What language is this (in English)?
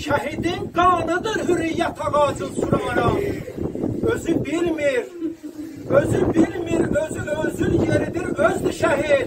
Turkish